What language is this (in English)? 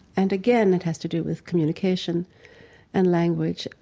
English